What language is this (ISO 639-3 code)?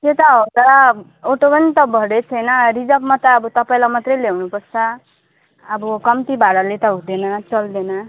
nep